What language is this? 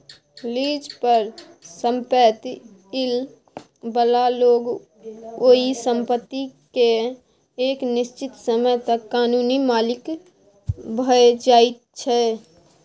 Maithili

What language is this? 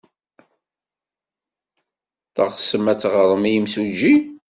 Kabyle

